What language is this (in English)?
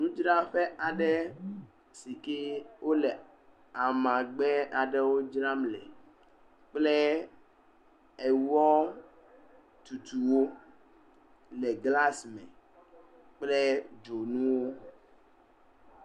Ewe